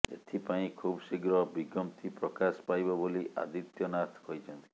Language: Odia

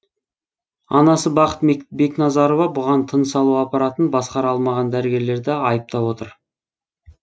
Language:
Kazakh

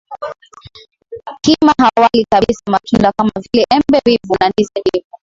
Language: Swahili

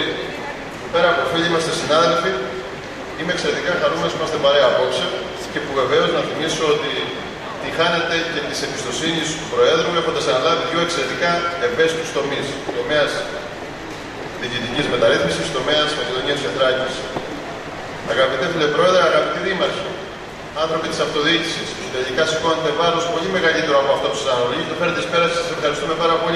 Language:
Greek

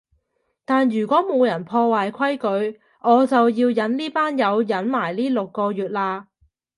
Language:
Cantonese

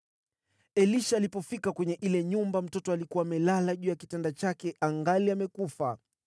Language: Swahili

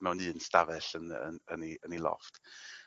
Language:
Welsh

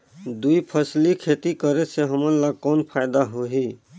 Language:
Chhattisgarhi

